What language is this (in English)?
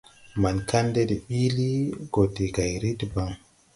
Tupuri